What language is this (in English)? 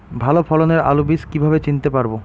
Bangla